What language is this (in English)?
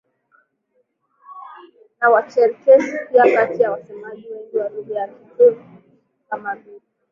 Swahili